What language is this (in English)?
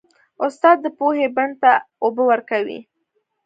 Pashto